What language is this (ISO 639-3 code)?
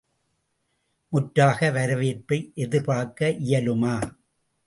tam